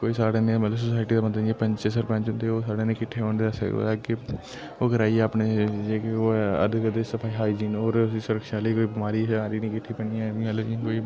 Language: Dogri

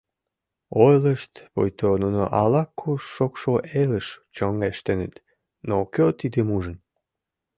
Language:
Mari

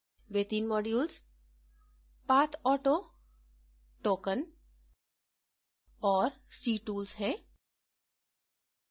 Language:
Hindi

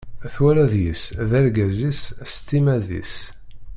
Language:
Kabyle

